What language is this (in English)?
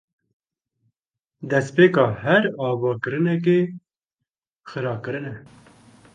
Kurdish